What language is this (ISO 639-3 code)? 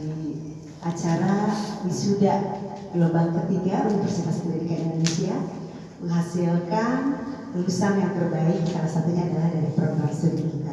ind